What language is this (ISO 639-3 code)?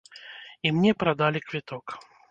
bel